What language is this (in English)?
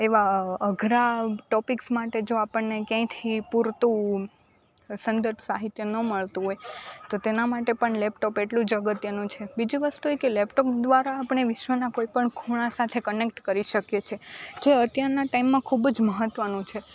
Gujarati